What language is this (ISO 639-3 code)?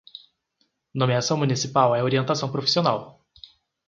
por